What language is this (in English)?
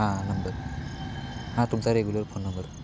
Marathi